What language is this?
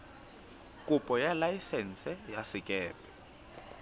Southern Sotho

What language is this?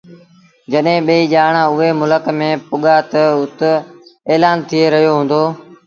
Sindhi Bhil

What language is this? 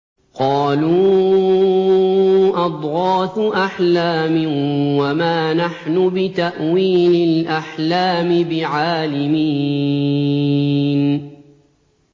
Arabic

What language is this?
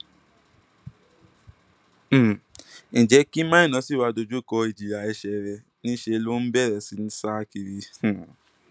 Yoruba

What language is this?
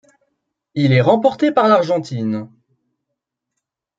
French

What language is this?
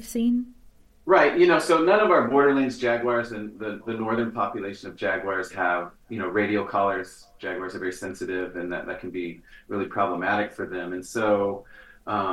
English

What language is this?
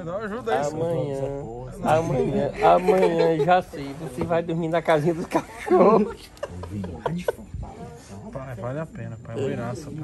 Portuguese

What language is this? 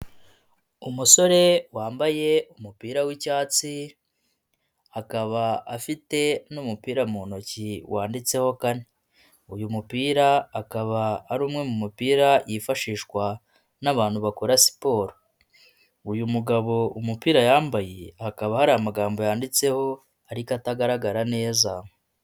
Kinyarwanda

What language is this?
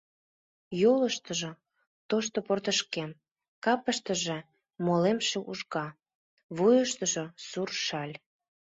Mari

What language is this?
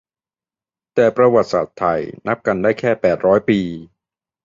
Thai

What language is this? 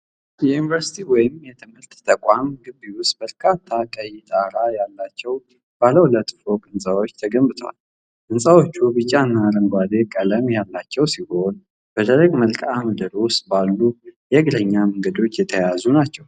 Amharic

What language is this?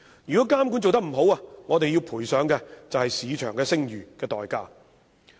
Cantonese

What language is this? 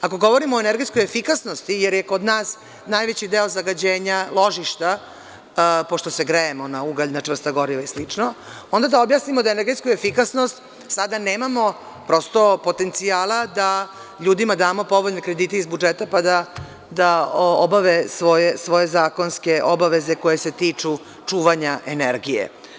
Serbian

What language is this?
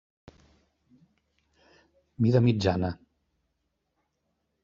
Catalan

